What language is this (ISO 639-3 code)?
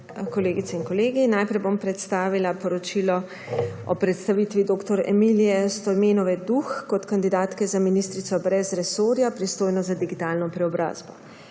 slv